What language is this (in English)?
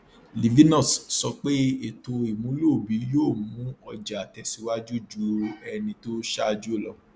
Yoruba